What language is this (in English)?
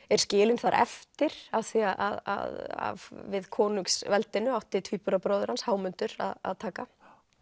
Icelandic